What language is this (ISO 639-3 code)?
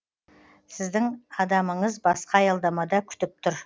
kaz